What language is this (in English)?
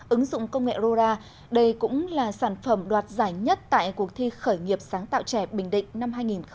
Vietnamese